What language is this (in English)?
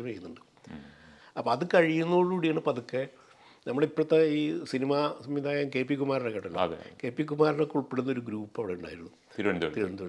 Malayalam